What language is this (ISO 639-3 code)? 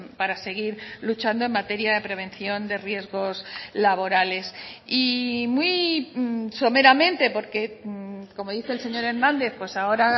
spa